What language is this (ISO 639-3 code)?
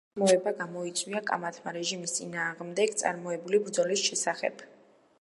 kat